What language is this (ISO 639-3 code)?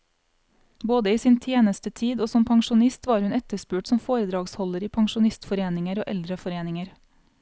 nor